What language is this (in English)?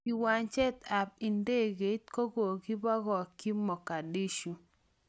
Kalenjin